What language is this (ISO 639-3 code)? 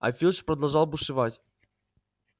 rus